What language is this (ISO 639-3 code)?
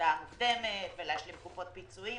heb